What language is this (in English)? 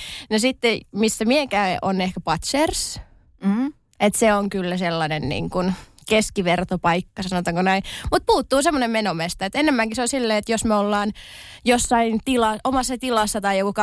Finnish